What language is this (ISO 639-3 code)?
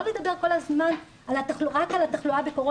heb